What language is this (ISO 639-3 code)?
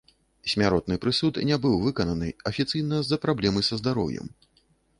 bel